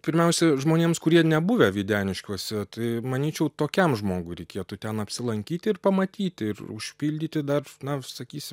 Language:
Lithuanian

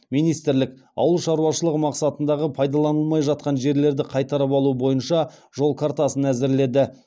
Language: Kazakh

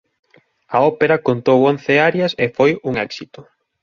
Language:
Galician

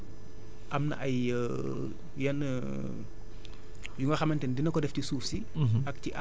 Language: Wolof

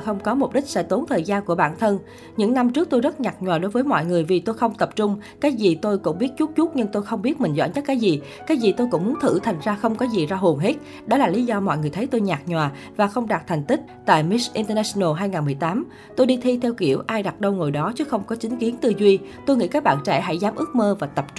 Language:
Vietnamese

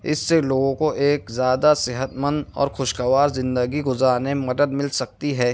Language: Urdu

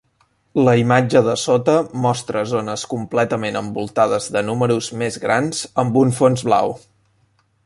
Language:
Catalan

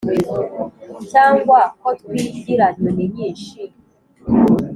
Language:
Kinyarwanda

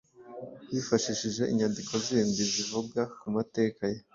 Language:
Kinyarwanda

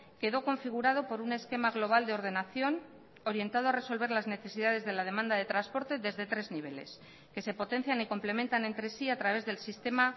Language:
Spanish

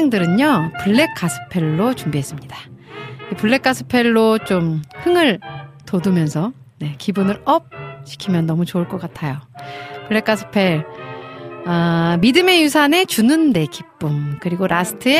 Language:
Korean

